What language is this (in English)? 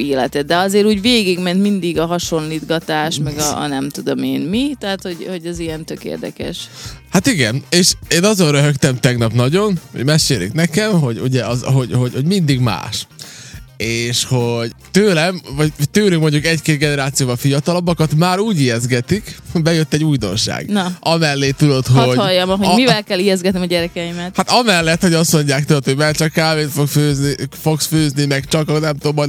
Hungarian